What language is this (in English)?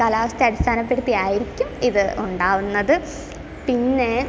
Malayalam